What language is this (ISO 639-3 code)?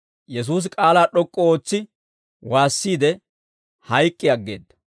dwr